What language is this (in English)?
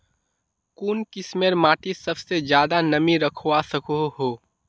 Magahi